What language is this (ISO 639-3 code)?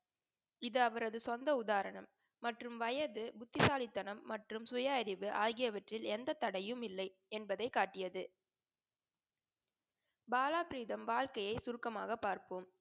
tam